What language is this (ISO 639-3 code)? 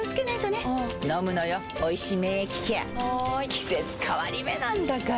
jpn